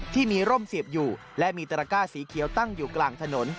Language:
Thai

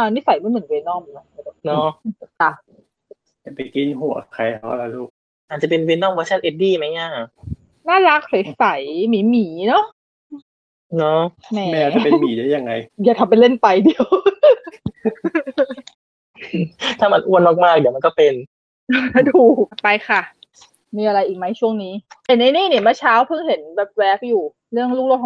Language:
Thai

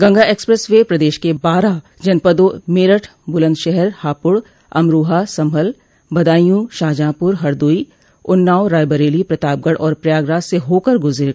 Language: Hindi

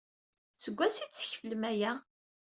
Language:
Kabyle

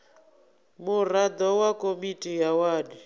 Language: Venda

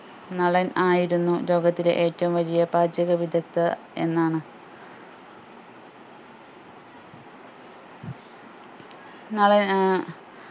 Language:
Malayalam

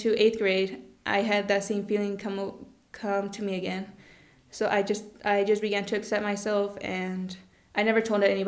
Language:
English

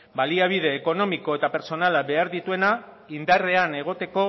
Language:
Basque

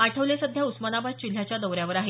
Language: Marathi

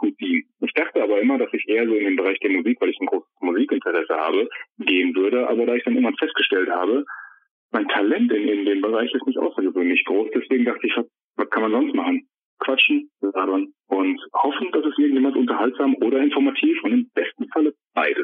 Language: German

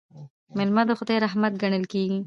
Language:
Pashto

